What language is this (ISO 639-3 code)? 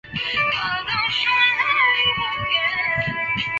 zho